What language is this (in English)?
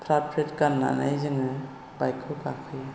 Bodo